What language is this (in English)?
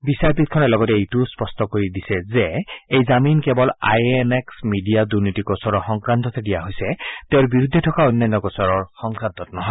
Assamese